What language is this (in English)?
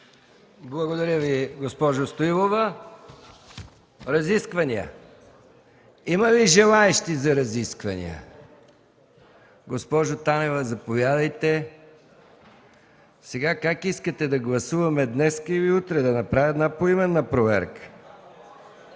Bulgarian